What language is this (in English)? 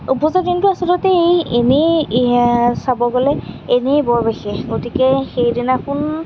Assamese